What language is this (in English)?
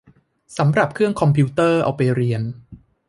Thai